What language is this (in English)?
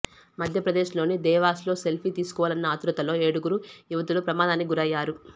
Telugu